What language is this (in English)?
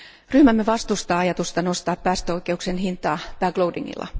Finnish